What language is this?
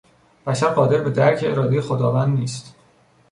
Persian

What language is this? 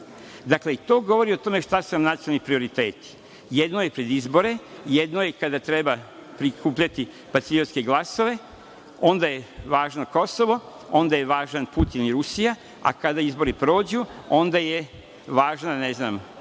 Serbian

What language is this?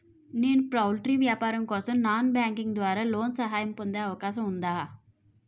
Telugu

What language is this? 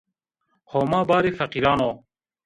Zaza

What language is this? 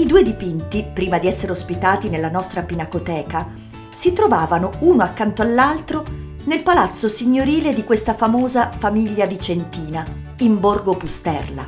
Italian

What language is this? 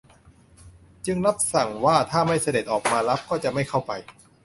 Thai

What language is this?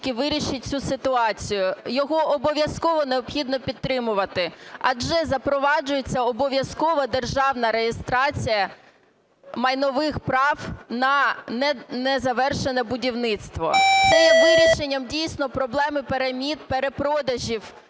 Ukrainian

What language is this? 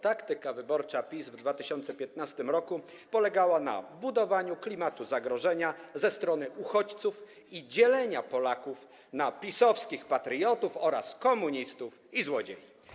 Polish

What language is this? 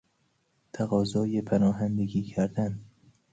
Persian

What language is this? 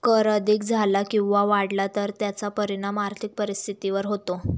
Marathi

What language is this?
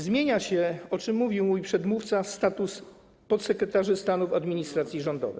Polish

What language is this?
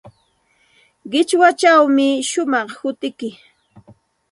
Santa Ana de Tusi Pasco Quechua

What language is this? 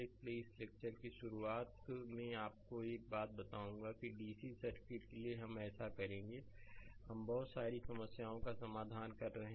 Hindi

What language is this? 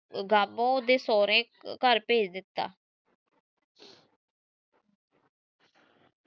Punjabi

